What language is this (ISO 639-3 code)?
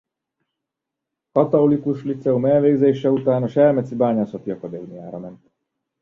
hun